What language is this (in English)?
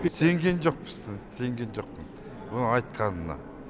Kazakh